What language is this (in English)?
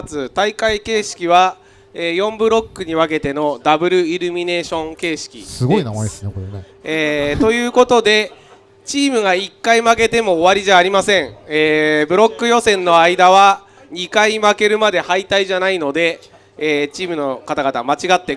Japanese